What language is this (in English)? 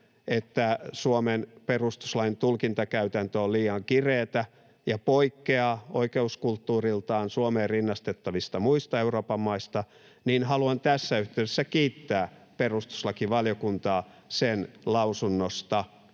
Finnish